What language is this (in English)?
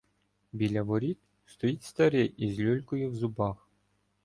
Ukrainian